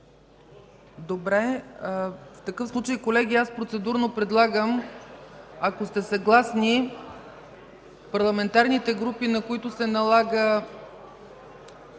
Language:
Bulgarian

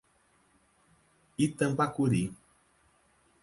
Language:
Portuguese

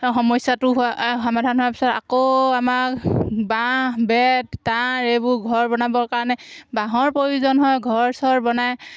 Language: Assamese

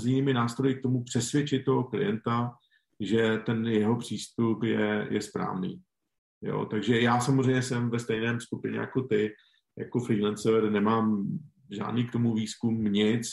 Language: Czech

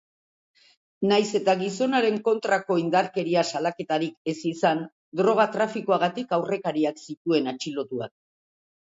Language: Basque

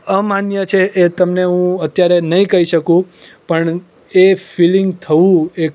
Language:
Gujarati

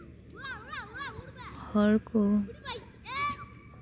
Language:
Santali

